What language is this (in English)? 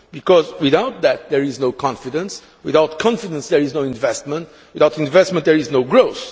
English